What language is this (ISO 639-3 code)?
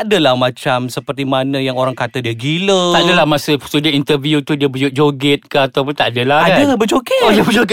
msa